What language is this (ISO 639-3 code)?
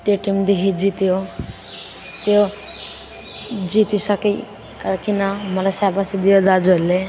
nep